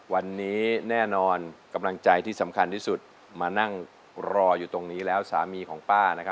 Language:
Thai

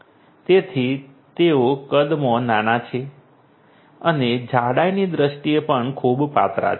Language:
Gujarati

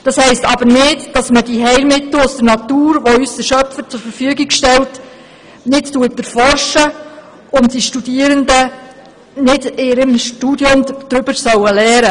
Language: Swiss German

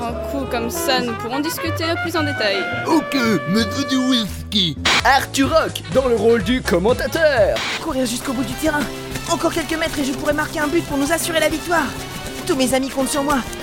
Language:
French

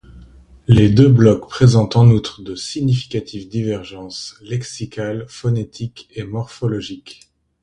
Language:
French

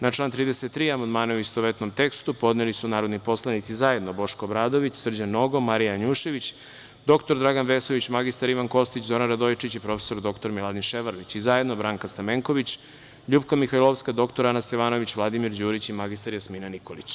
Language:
Serbian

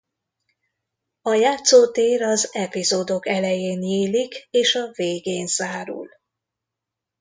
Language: Hungarian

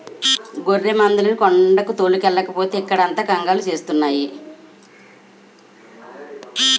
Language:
Telugu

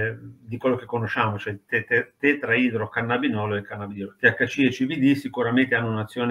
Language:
Italian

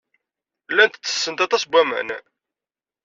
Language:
Kabyle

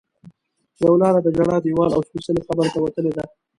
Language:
Pashto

